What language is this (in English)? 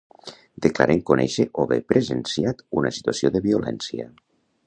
Catalan